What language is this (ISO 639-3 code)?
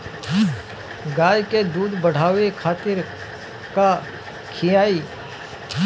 bho